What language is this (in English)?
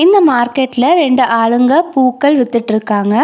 Tamil